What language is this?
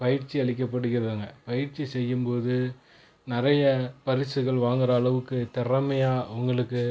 Tamil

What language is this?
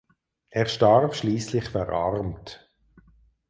German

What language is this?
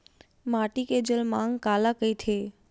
Chhattisgarhi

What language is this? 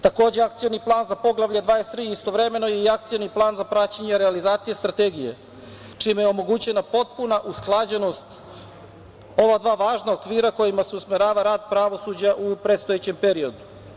Serbian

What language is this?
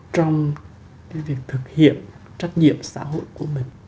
Vietnamese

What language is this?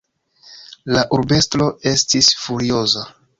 Esperanto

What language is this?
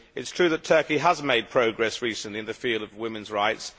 English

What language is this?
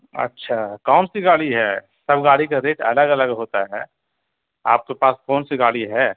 Urdu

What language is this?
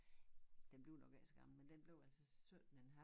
Danish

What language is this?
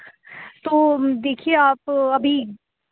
Urdu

